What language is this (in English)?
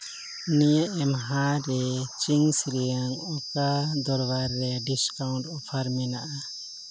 Santali